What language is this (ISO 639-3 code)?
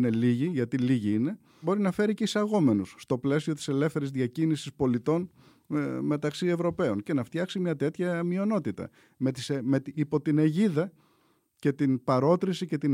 ell